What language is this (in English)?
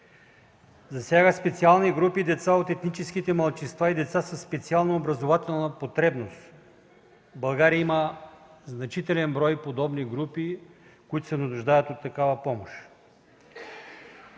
Bulgarian